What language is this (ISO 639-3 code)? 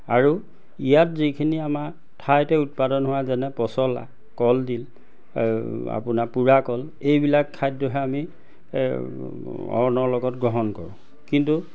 asm